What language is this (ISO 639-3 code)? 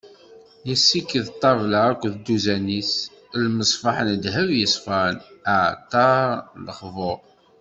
kab